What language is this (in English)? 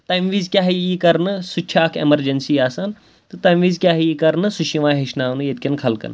Kashmiri